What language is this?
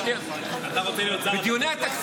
Hebrew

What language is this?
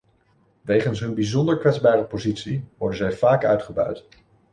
Dutch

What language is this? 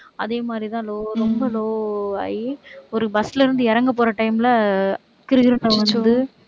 Tamil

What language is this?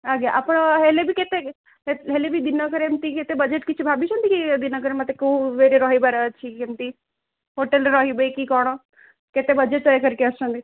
Odia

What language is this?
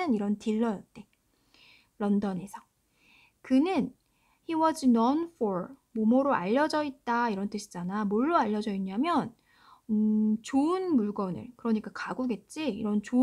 Korean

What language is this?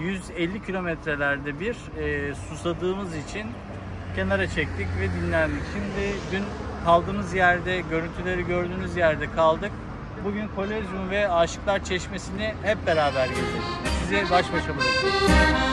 Turkish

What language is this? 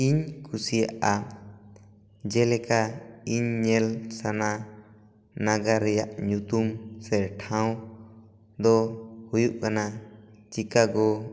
Santali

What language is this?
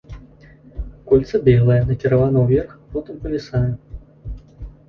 Belarusian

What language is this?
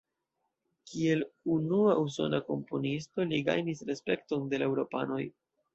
Esperanto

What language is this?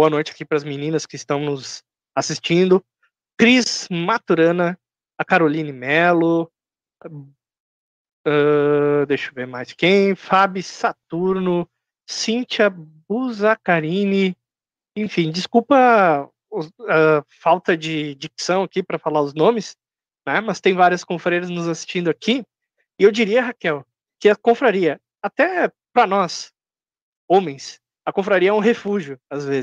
Portuguese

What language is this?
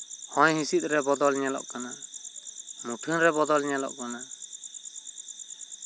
Santali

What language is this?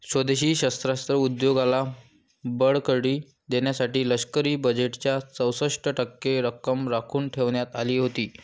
Marathi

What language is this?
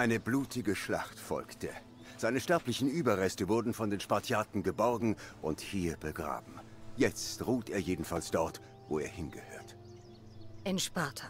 German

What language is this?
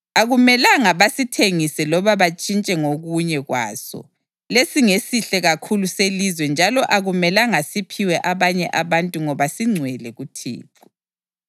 North Ndebele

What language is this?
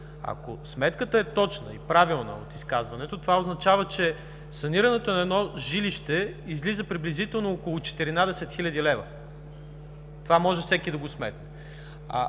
Bulgarian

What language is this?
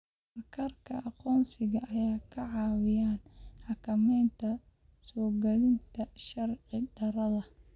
Somali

